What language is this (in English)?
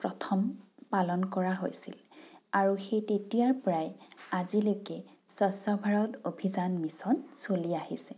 Assamese